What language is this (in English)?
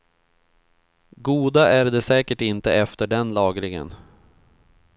Swedish